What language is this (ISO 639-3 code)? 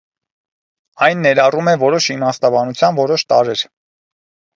hye